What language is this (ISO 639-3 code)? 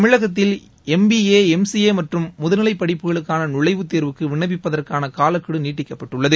tam